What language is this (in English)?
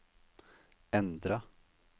Norwegian